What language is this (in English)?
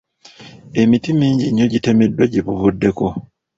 Ganda